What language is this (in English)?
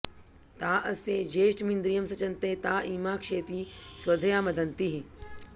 Sanskrit